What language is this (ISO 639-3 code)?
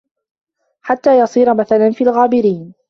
ara